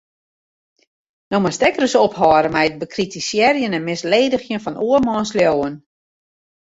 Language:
Western Frisian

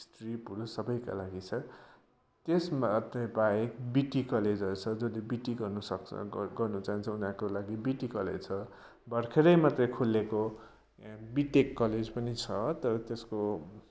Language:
Nepali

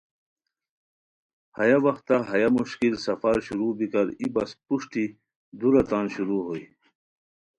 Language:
Khowar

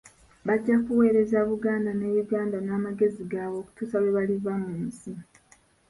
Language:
Ganda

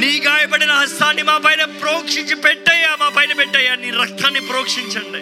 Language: Telugu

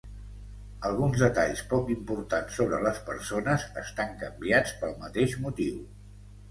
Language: Catalan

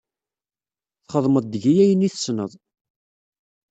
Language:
Kabyle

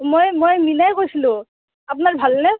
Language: Assamese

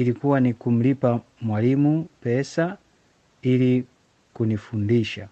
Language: Swahili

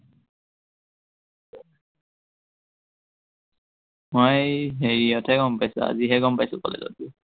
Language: Assamese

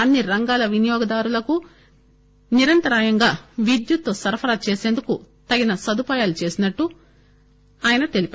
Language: Telugu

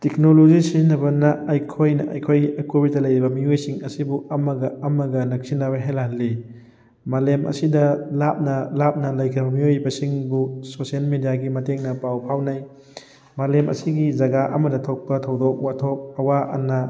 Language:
Manipuri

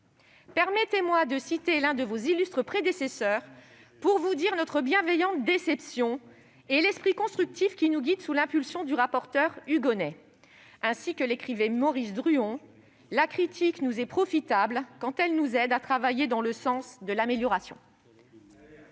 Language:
French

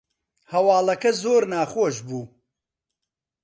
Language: Central Kurdish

